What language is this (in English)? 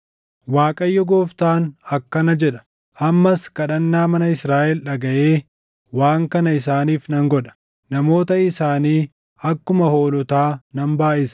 Oromo